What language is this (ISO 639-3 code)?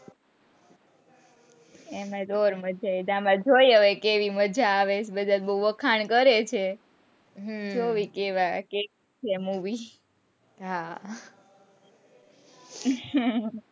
guj